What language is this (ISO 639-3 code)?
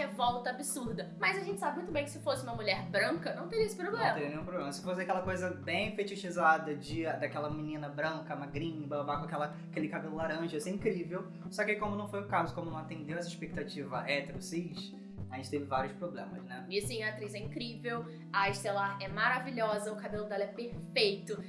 por